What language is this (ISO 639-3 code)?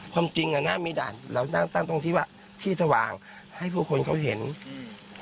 tha